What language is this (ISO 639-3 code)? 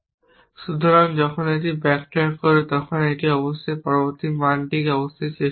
ben